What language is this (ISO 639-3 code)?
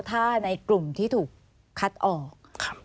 tha